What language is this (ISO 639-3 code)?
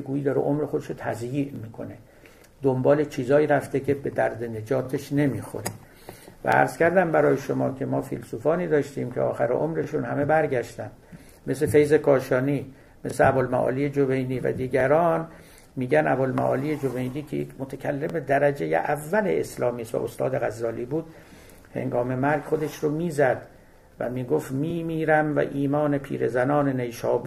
fas